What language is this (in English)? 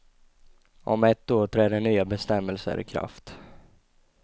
Swedish